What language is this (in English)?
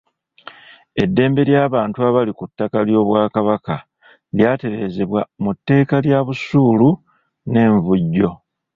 Ganda